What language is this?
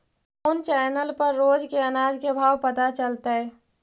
Magahi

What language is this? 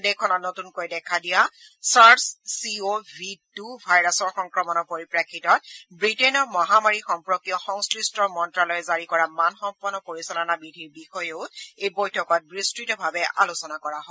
Assamese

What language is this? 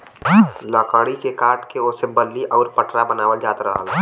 Bhojpuri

